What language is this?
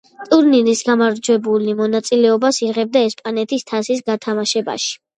Georgian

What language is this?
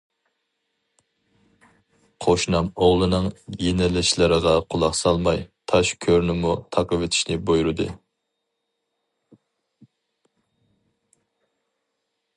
Uyghur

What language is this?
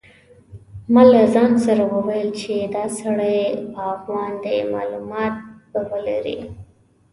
Pashto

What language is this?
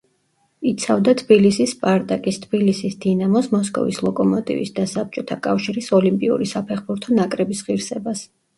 Georgian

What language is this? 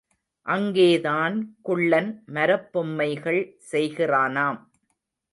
Tamil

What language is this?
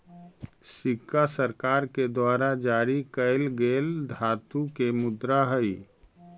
Magahi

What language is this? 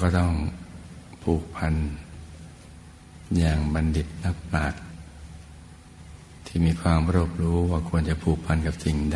Thai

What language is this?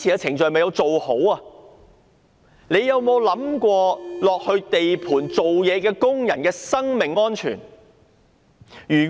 Cantonese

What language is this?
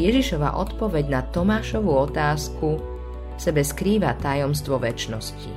Slovak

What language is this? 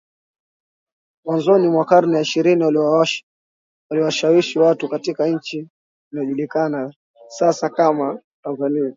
Swahili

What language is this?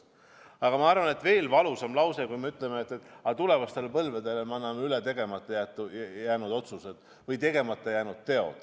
Estonian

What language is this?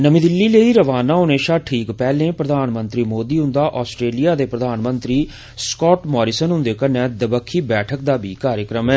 Dogri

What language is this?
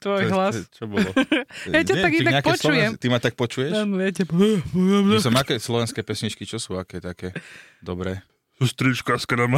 Slovak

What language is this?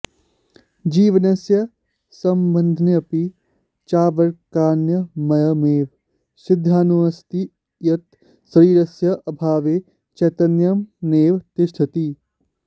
Sanskrit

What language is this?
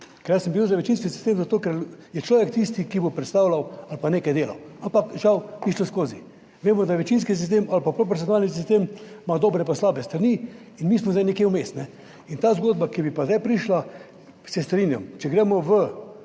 Slovenian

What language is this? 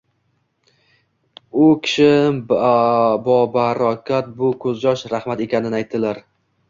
Uzbek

